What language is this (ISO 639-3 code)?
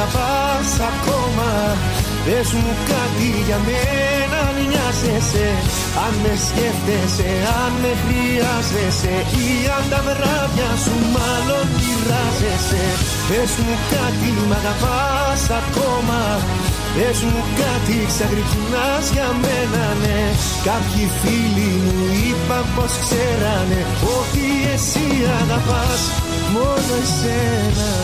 ell